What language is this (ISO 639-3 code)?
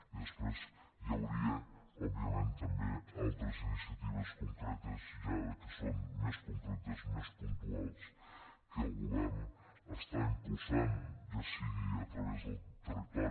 cat